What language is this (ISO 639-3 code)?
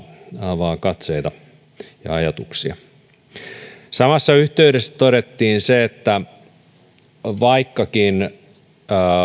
fin